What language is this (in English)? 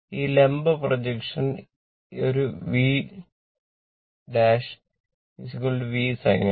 Malayalam